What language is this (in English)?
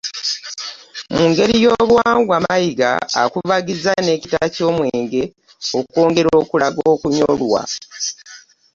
Ganda